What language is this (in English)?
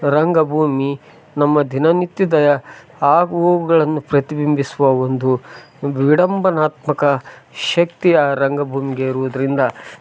Kannada